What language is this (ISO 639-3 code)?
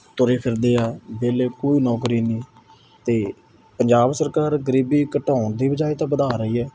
pan